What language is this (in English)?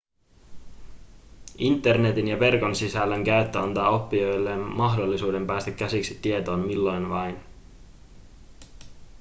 Finnish